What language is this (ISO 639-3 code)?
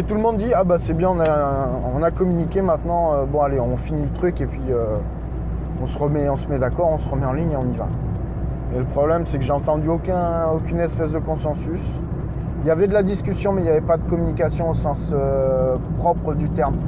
fra